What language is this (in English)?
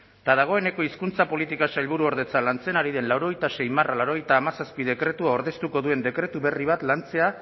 Basque